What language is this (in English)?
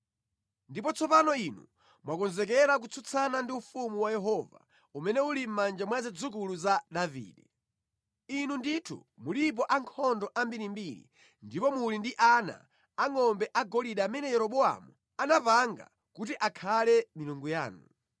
Nyanja